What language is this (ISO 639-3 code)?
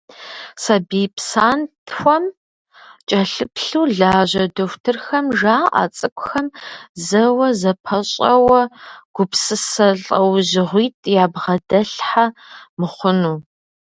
kbd